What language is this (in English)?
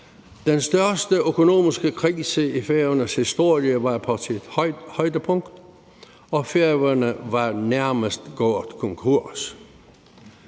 Danish